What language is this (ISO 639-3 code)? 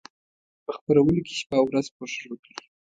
pus